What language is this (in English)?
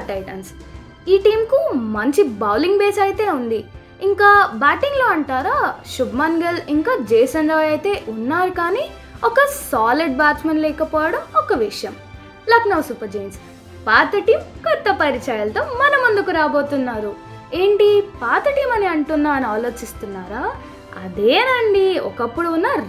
Telugu